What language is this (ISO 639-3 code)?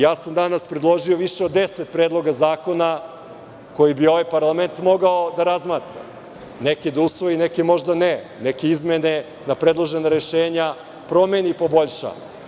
srp